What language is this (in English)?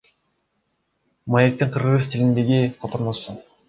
Kyrgyz